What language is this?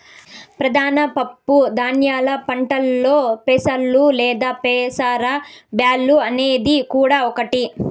Telugu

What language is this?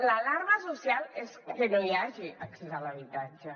Catalan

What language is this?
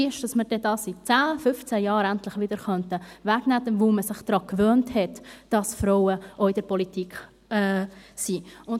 Swiss German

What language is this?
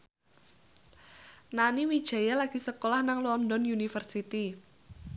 Javanese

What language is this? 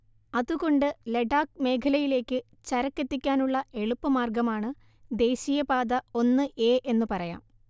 Malayalam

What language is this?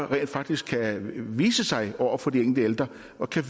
Danish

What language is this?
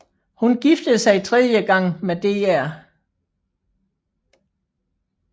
Danish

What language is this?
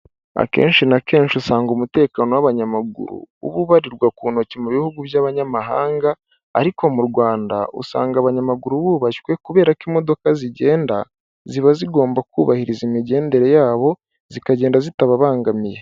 Kinyarwanda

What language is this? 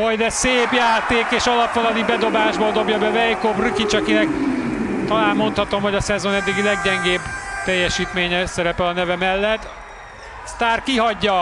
Hungarian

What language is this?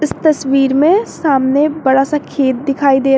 Hindi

